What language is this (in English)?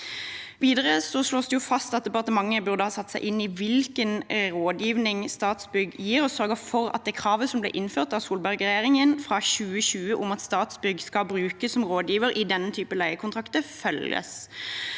Norwegian